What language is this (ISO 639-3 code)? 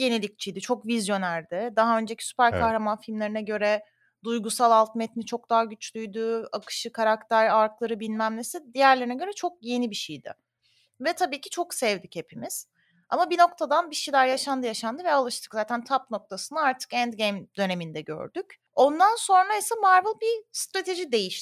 tur